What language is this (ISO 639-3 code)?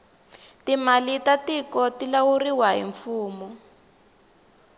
tso